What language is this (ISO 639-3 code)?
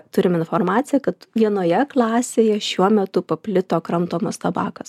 lit